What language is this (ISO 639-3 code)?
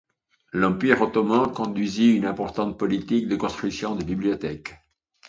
fra